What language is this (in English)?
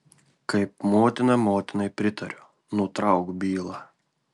Lithuanian